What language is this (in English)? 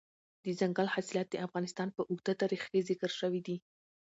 Pashto